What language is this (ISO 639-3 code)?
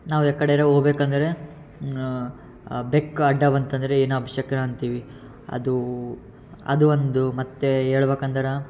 kan